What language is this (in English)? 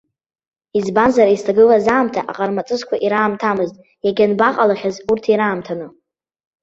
Abkhazian